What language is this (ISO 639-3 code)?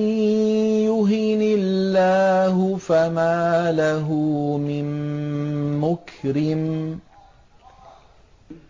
ara